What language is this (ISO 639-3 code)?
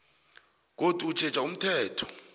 nbl